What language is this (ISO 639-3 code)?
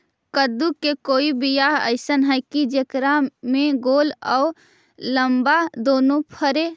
mag